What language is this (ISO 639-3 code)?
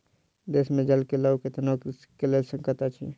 mai